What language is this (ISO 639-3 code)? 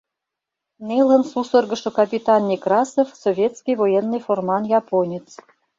chm